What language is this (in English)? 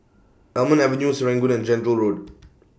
English